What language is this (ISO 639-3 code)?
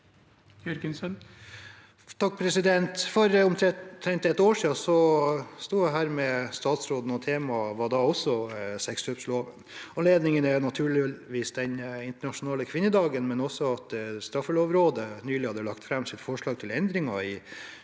nor